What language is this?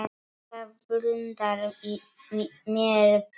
Icelandic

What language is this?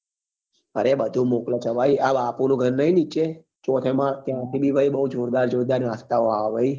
Gujarati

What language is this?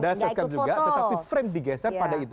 Indonesian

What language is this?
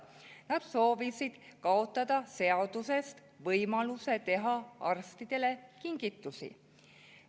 Estonian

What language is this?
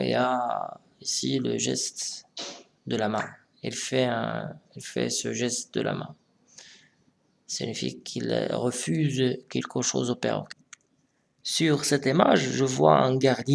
French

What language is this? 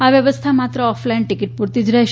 Gujarati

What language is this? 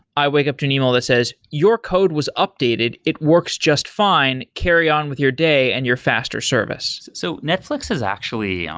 English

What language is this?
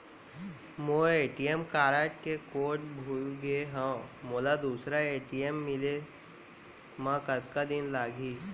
Chhattisgarhi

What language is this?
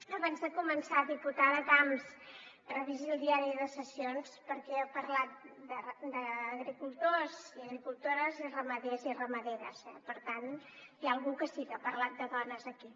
Catalan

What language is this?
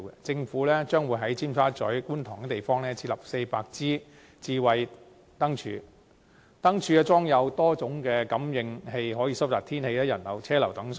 Cantonese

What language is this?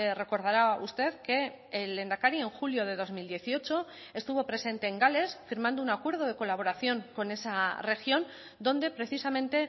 Spanish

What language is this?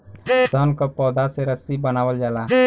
Bhojpuri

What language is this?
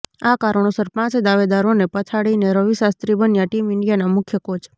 Gujarati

